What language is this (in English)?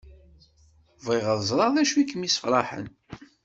Kabyle